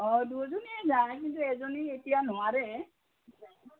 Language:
Assamese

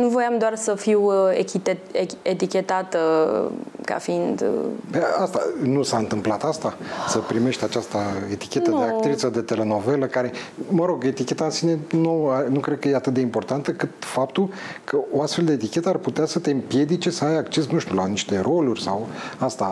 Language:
Romanian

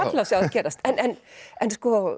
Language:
Icelandic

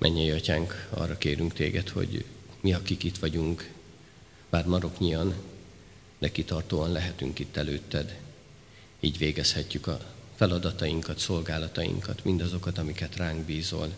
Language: Hungarian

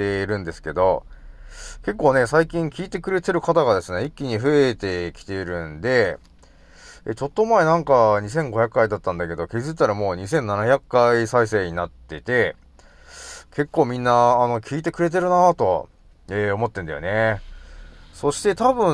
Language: Japanese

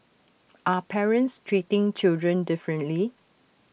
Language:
English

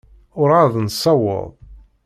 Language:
Kabyle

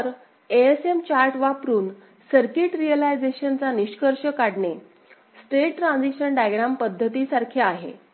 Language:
Marathi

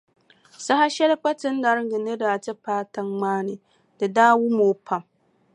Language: Dagbani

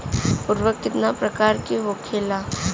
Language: Bhojpuri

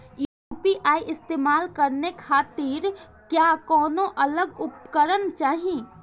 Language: Bhojpuri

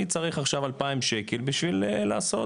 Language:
Hebrew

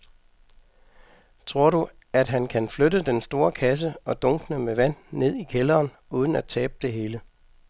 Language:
Danish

